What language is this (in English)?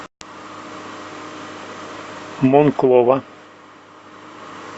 Russian